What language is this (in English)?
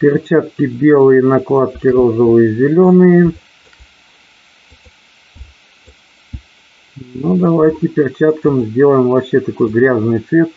Russian